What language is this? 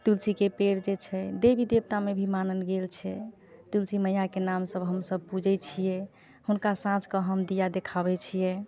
Maithili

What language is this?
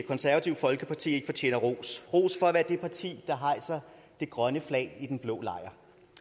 Danish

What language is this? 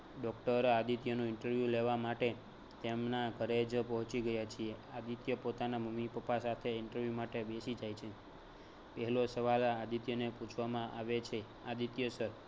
Gujarati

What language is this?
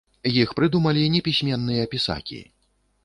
Belarusian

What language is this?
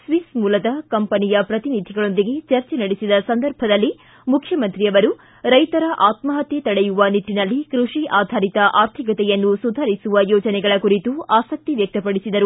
Kannada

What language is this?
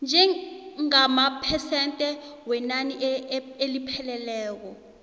South Ndebele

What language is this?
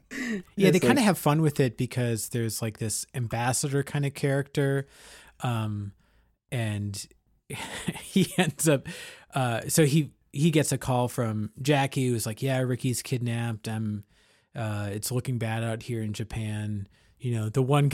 English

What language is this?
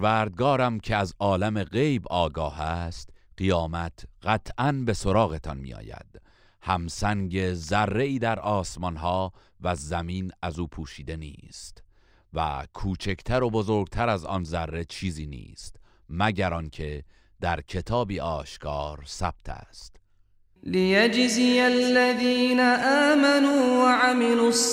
Persian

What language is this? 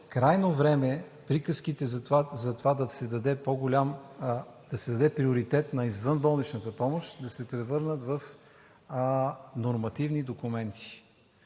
Bulgarian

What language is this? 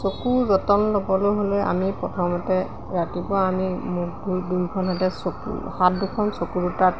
Assamese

